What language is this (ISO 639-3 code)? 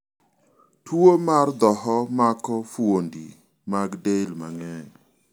luo